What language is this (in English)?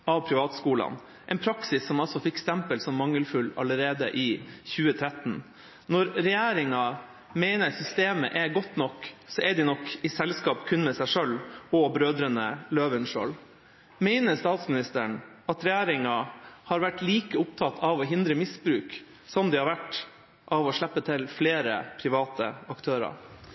Norwegian Bokmål